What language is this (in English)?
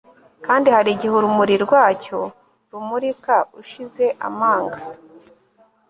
Kinyarwanda